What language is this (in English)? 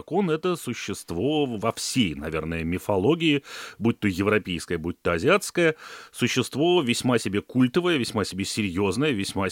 Russian